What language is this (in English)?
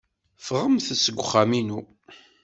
Kabyle